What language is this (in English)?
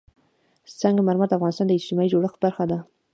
Pashto